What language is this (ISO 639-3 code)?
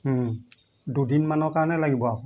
asm